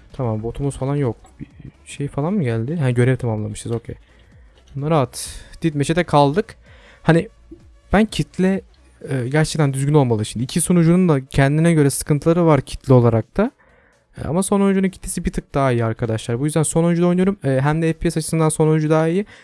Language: Turkish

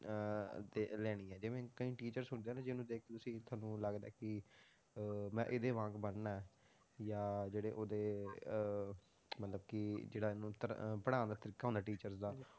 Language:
Punjabi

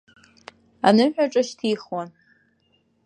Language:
Abkhazian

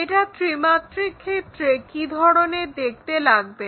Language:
Bangla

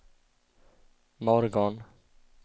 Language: Swedish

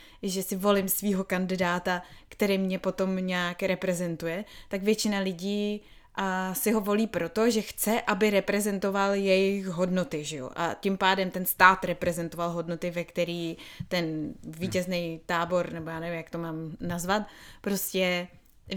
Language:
Czech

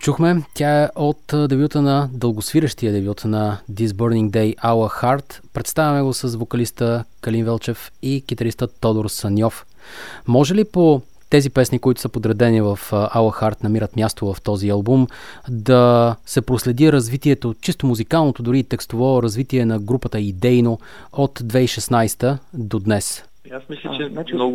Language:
Bulgarian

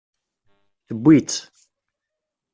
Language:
Kabyle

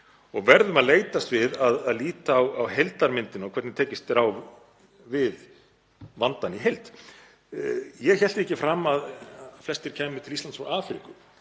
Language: Icelandic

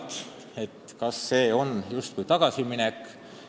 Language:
Estonian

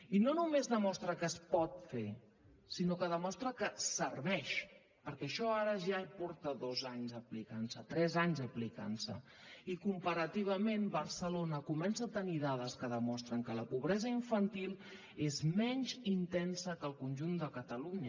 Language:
Catalan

